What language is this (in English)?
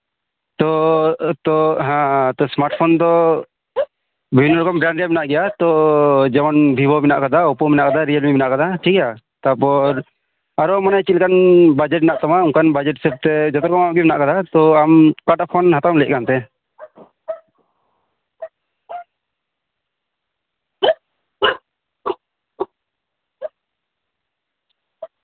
Santali